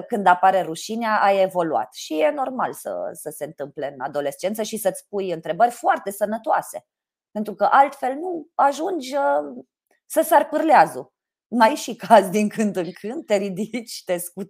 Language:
Romanian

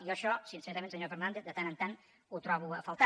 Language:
Catalan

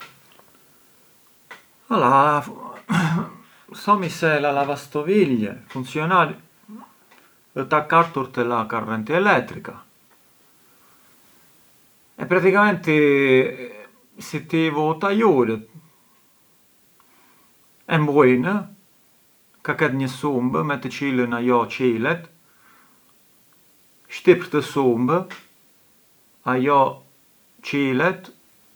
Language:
Arbëreshë Albanian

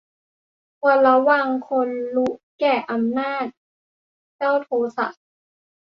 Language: Thai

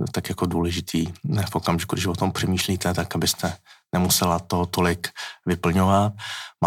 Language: Czech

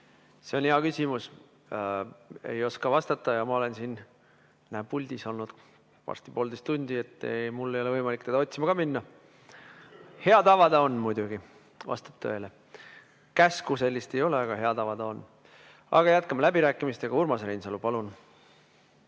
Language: Estonian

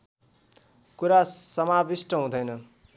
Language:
Nepali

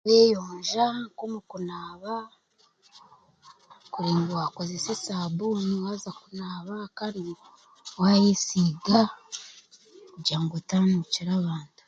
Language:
Chiga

